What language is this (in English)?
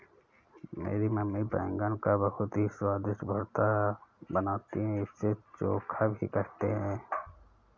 Hindi